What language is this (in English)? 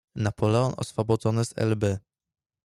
Polish